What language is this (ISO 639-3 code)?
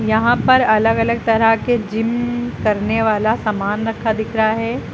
hin